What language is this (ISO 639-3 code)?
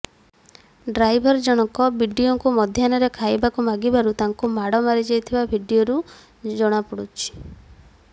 ori